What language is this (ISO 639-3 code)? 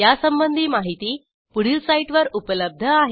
mar